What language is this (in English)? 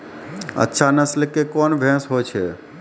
Maithili